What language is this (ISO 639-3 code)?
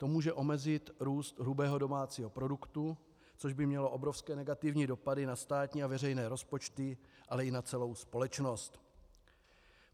ces